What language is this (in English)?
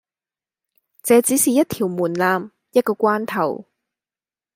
Cantonese